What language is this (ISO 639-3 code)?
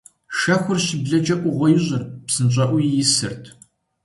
kbd